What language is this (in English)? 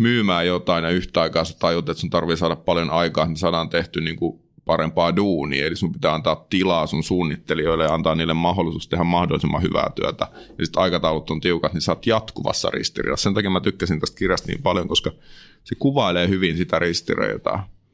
Finnish